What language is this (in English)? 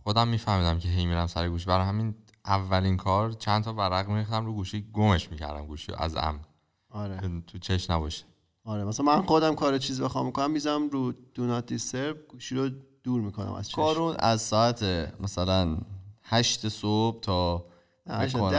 Persian